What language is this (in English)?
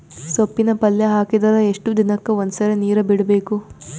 Kannada